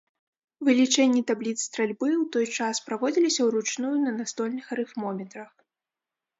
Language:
Belarusian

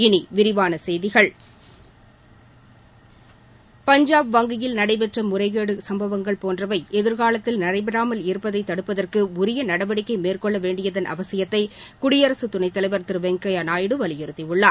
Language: Tamil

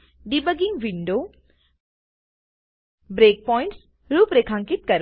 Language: Gujarati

